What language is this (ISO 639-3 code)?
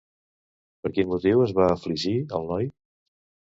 cat